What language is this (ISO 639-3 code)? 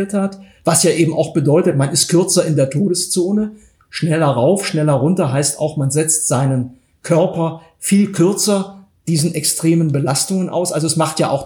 deu